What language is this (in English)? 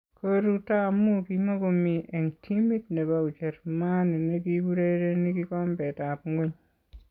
Kalenjin